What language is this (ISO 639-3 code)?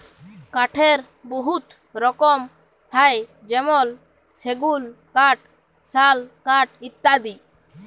ben